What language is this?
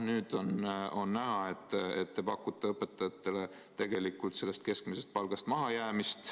Estonian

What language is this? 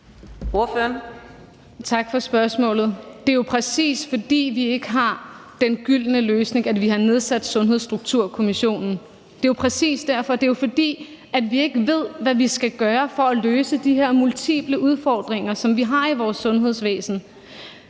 Danish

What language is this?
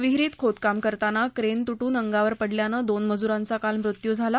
Marathi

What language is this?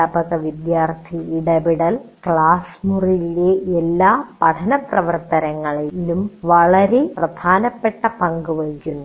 Malayalam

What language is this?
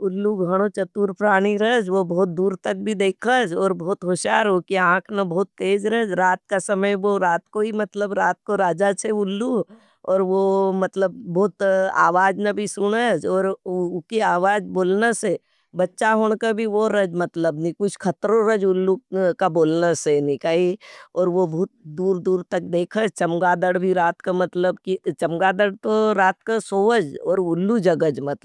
Nimadi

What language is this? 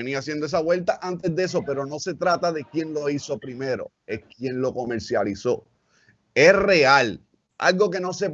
Spanish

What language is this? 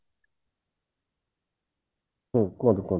Odia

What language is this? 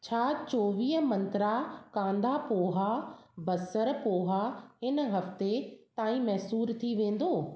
Sindhi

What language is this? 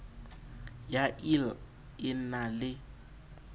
Southern Sotho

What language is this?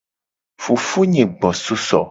Gen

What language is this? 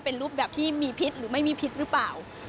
Thai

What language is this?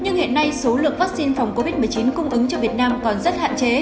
Vietnamese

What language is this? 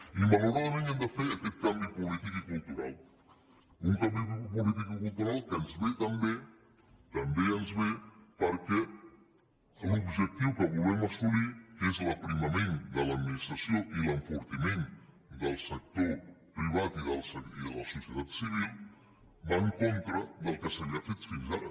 Catalan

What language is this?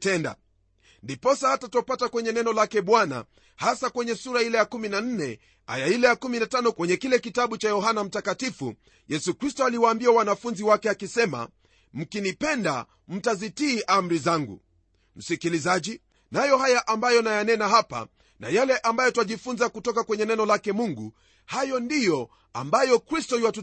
Swahili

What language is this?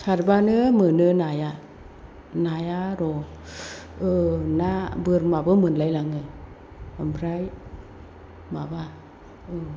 Bodo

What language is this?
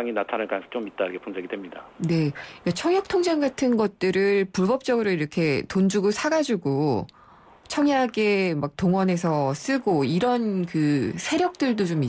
Korean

